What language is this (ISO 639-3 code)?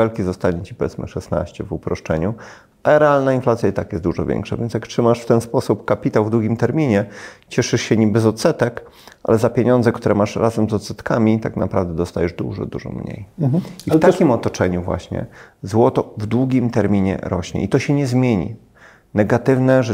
pol